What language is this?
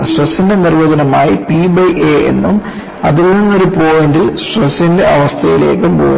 Malayalam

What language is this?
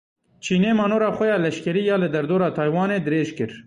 Kurdish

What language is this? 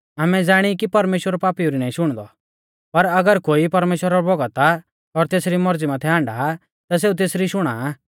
Mahasu Pahari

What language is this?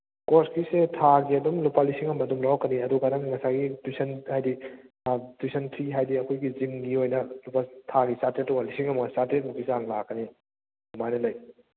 Manipuri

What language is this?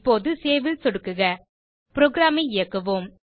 Tamil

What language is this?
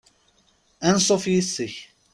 Kabyle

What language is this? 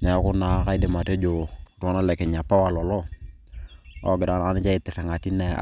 Masai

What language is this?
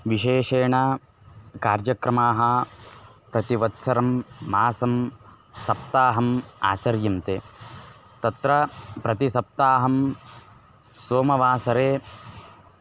Sanskrit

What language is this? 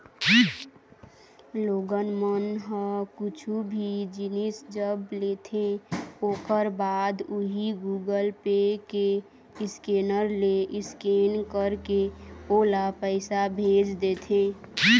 Chhattisgarhi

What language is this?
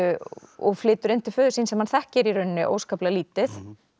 Icelandic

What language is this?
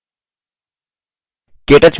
Hindi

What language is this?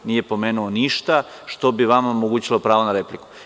Serbian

